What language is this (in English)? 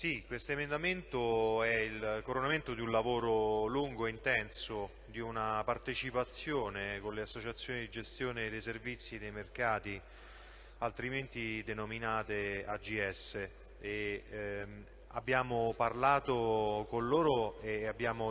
Italian